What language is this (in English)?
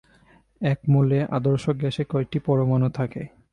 Bangla